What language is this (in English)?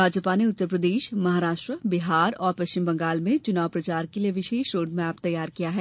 Hindi